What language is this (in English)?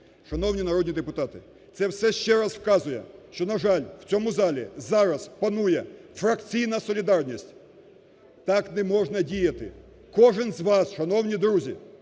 Ukrainian